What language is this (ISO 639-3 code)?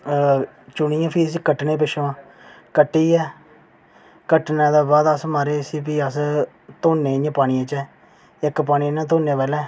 doi